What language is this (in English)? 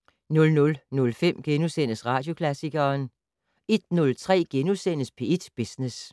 Danish